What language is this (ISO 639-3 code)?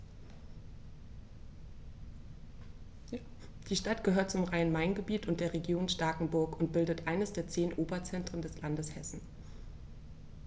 deu